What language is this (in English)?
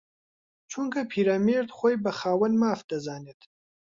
Central Kurdish